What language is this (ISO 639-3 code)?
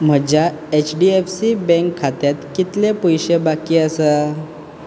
kok